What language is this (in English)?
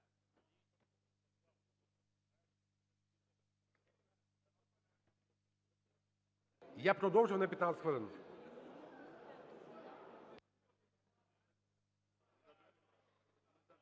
Ukrainian